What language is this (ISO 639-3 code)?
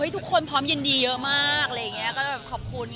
tha